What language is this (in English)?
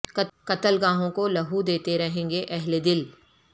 Urdu